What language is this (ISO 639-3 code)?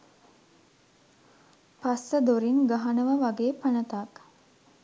sin